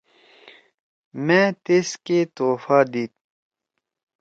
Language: Torwali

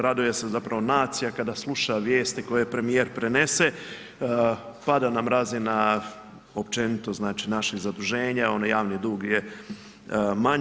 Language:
Croatian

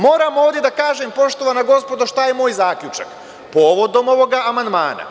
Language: Serbian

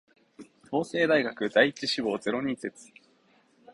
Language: Japanese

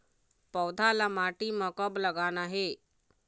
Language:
Chhattisgarhi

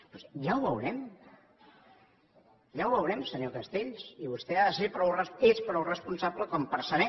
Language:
Catalan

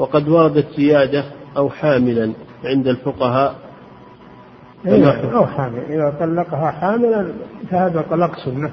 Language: Arabic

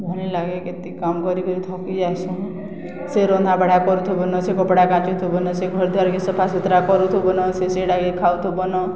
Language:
Odia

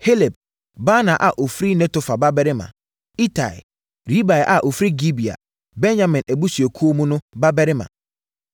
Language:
Akan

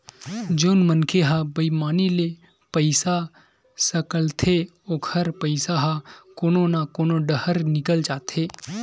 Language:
Chhattisgarhi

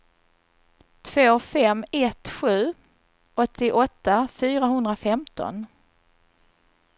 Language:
Swedish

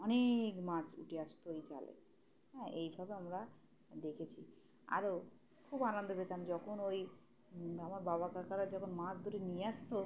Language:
Bangla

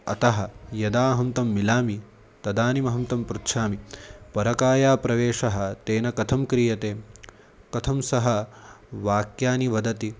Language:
Sanskrit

